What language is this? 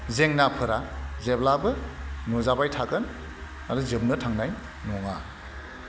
Bodo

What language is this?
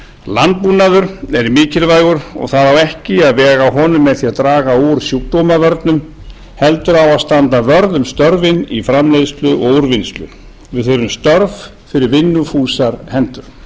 Icelandic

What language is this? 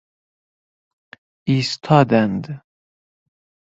Persian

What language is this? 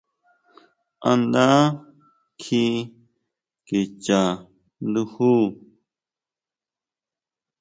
Huautla Mazatec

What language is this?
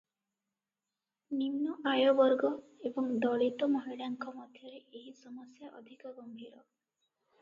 Odia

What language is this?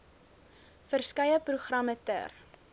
Afrikaans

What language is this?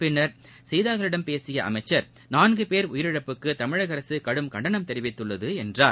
Tamil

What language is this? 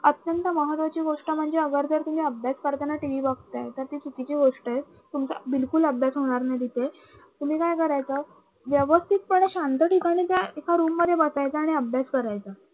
Marathi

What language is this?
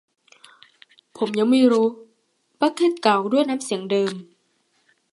Thai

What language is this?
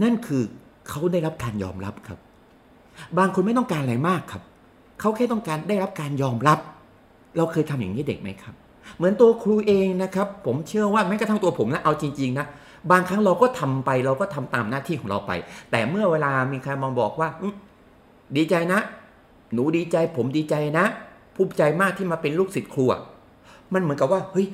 Thai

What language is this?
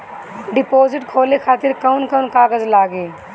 Bhojpuri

